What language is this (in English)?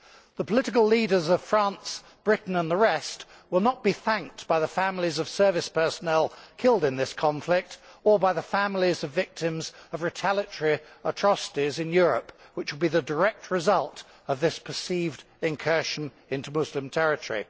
English